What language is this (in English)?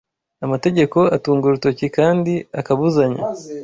Kinyarwanda